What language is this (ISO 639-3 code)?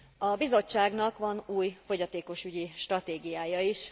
hun